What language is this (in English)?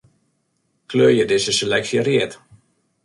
Western Frisian